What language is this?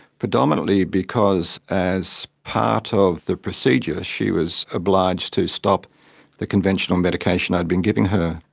English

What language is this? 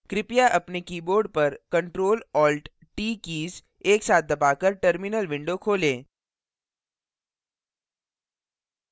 Hindi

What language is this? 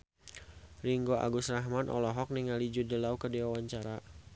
Sundanese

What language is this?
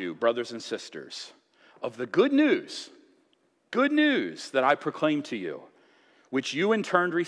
English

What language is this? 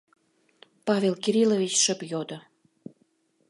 Mari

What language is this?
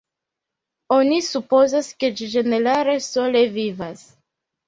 Esperanto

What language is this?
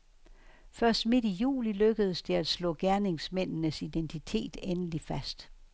Danish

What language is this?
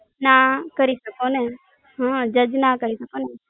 Gujarati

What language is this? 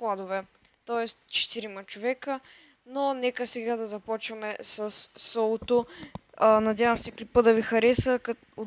Bulgarian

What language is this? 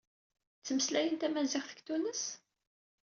Kabyle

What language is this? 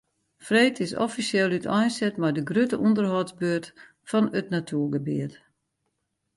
Western Frisian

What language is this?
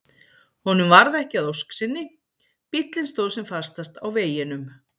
Icelandic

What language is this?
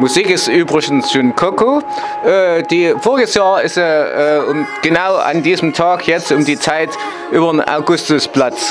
German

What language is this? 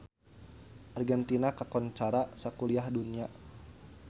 Sundanese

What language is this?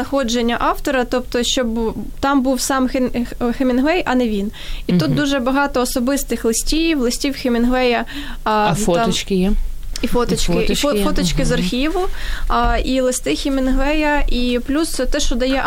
Ukrainian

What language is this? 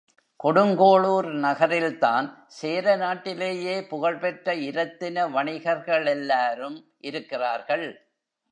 Tamil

